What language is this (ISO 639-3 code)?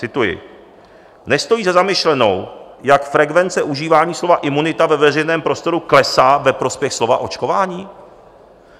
ces